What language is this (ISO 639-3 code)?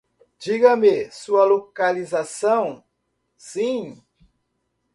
por